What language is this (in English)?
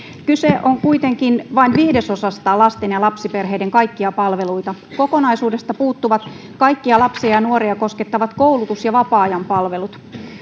Finnish